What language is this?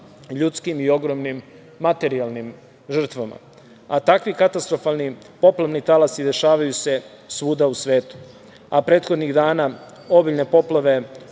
Serbian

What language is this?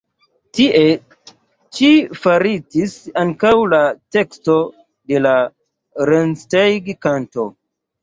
Esperanto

